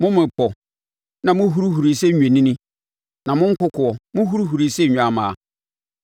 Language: Akan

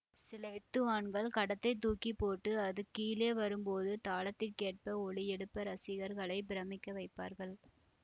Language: Tamil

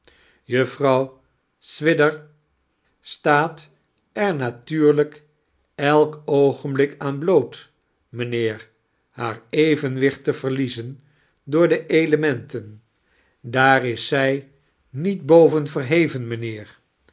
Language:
Dutch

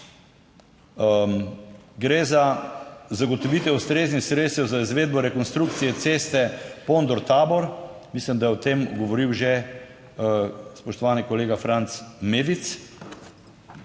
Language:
Slovenian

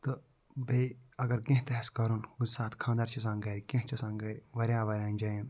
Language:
Kashmiri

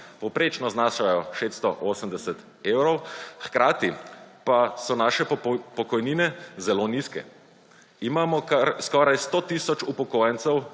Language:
Slovenian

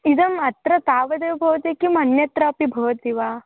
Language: Sanskrit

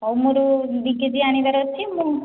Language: Odia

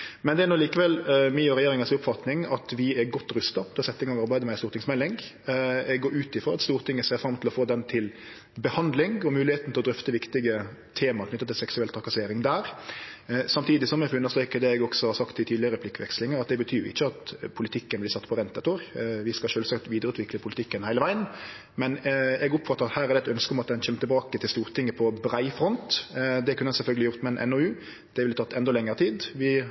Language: Norwegian Nynorsk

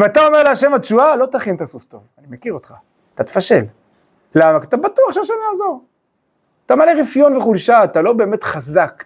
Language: Hebrew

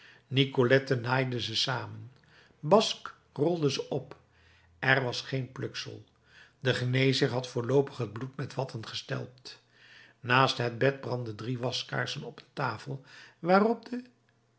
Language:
Dutch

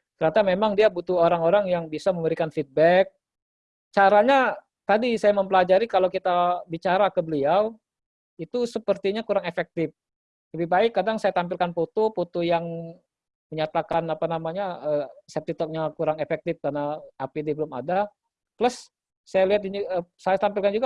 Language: Indonesian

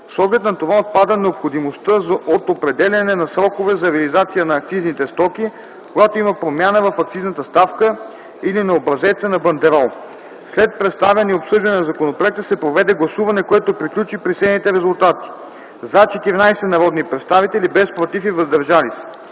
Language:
Bulgarian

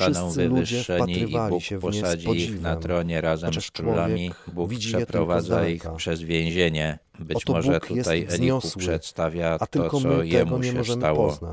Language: Polish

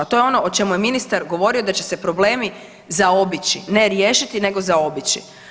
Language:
Croatian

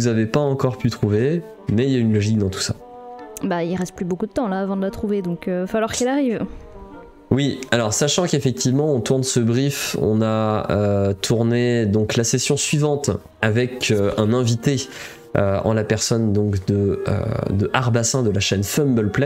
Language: French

